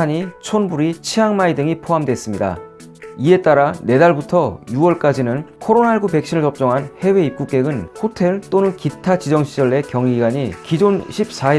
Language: Korean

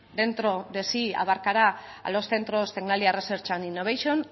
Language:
Spanish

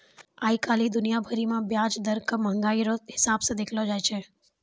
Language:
Maithili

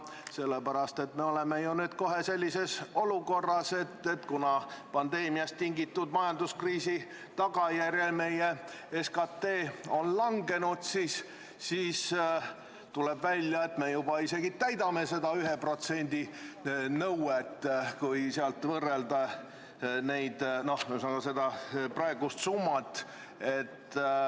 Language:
Estonian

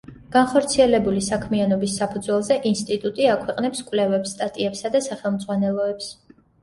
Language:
Georgian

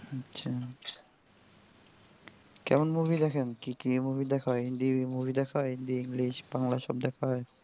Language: Bangla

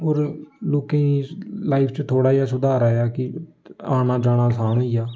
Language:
Dogri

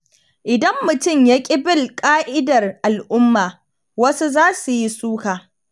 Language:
Hausa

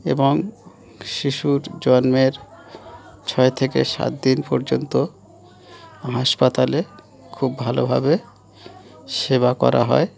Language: Bangla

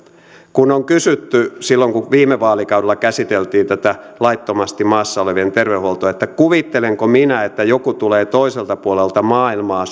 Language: Finnish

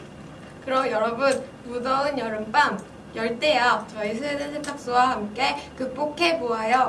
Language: Korean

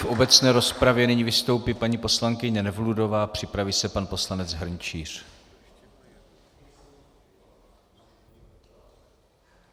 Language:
Czech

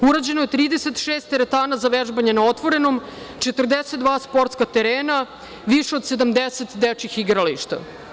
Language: Serbian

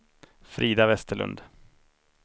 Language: Swedish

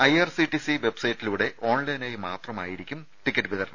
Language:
Malayalam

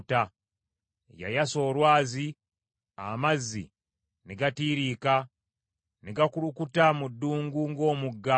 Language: Ganda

